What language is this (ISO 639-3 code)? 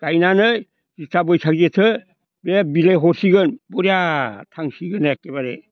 brx